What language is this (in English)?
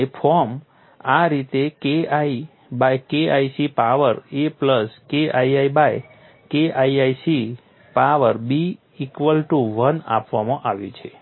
Gujarati